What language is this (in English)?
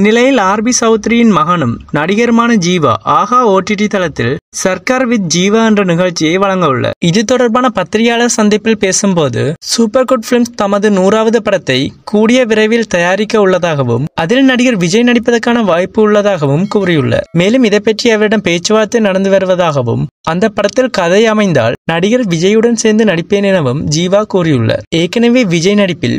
Indonesian